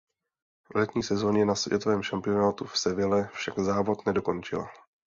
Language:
Czech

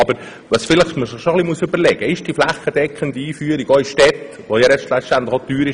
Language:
Swiss German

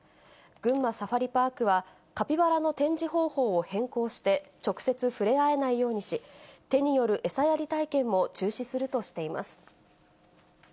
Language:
Japanese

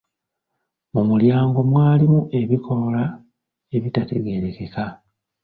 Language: Ganda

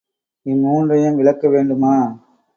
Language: Tamil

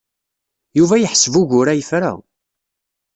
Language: Kabyle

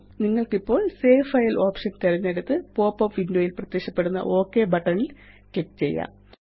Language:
Malayalam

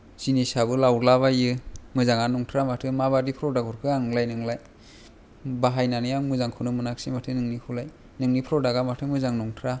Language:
Bodo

